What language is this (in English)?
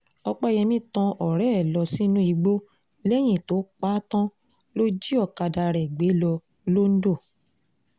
Yoruba